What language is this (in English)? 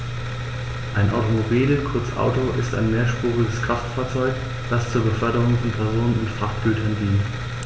German